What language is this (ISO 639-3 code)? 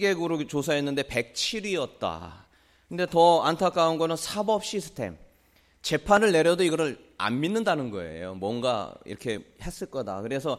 kor